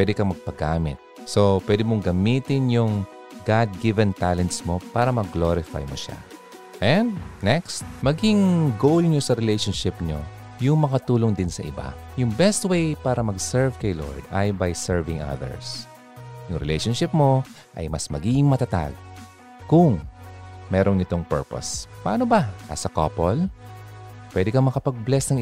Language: Filipino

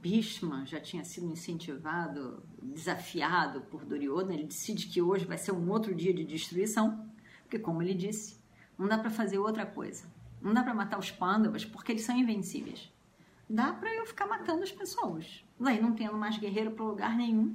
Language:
Portuguese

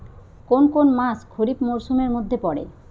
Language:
Bangla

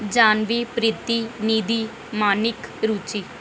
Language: Dogri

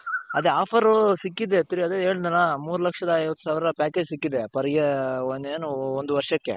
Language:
Kannada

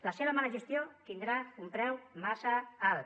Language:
Catalan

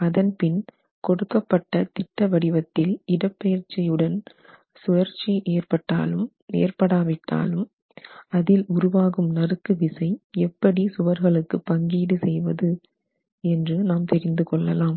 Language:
Tamil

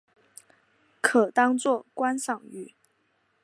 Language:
Chinese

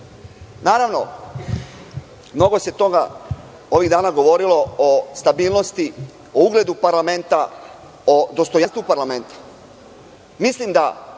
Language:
Serbian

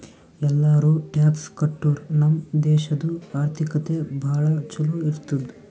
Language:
Kannada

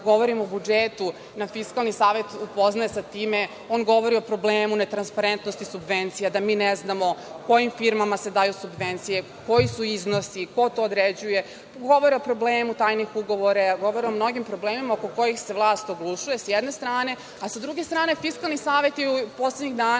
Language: Serbian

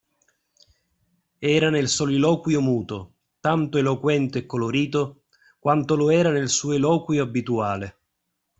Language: Italian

